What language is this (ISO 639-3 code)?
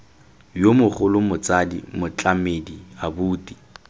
tsn